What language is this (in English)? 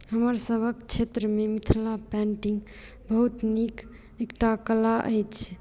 Maithili